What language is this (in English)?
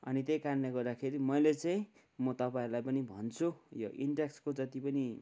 Nepali